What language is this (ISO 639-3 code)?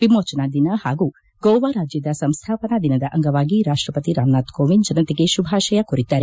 kan